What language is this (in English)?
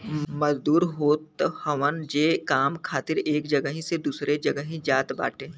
Bhojpuri